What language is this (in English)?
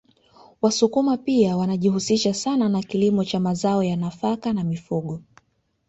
Swahili